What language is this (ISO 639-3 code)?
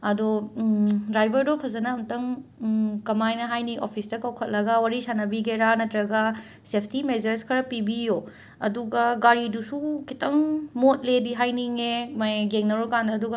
mni